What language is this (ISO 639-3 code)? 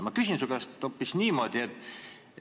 est